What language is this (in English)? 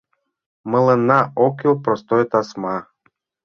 Mari